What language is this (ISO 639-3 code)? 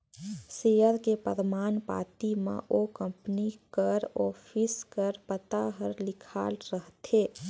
hne